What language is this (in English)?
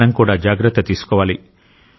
Telugu